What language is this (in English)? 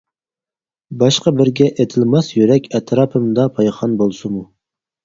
Uyghur